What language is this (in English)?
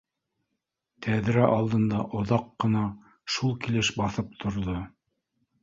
Bashkir